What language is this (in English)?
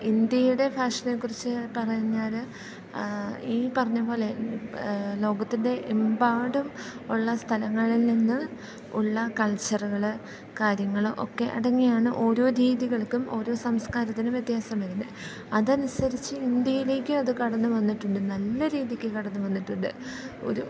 Malayalam